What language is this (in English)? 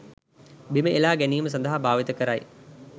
Sinhala